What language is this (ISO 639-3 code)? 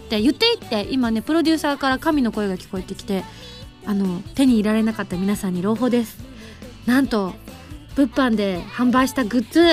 jpn